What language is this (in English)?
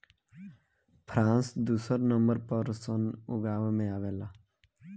Bhojpuri